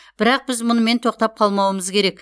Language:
Kazakh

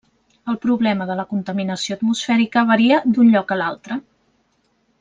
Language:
Catalan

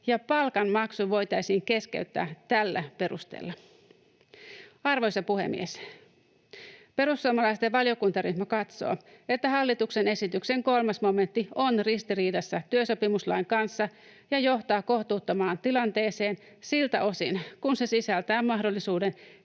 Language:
Finnish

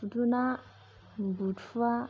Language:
Bodo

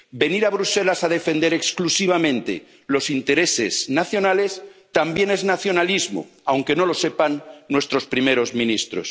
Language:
Spanish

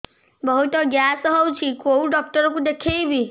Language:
Odia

